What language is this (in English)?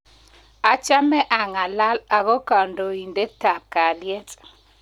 Kalenjin